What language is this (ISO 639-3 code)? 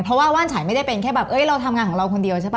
tha